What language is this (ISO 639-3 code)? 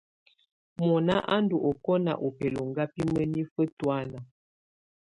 tvu